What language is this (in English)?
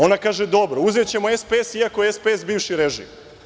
Serbian